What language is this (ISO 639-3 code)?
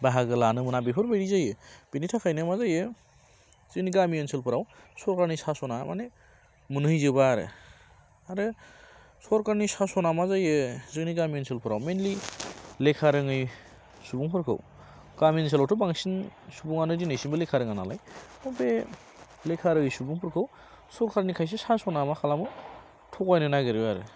brx